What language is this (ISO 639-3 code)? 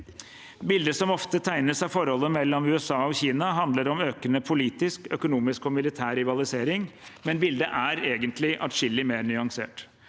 nor